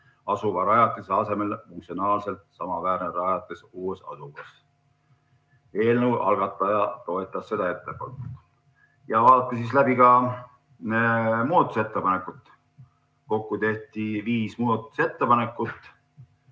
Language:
Estonian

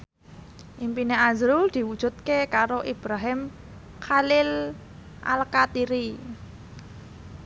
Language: Javanese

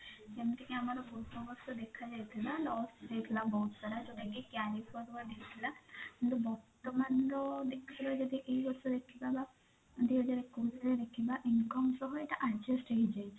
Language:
Odia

